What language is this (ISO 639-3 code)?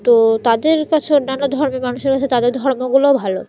ben